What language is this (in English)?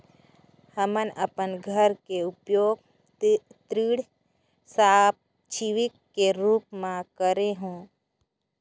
Chhattisgarhi